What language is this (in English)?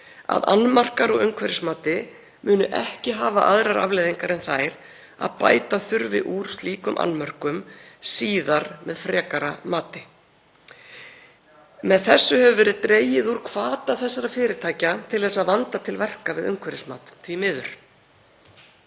Icelandic